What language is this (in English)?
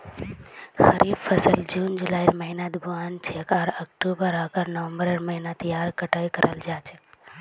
Magahi